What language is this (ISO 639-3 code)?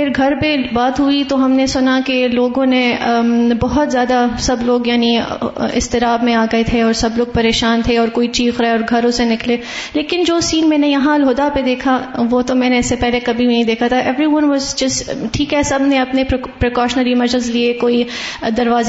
urd